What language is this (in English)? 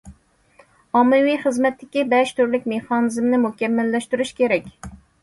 Uyghur